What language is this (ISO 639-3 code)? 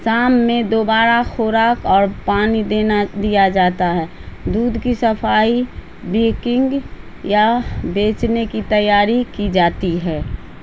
urd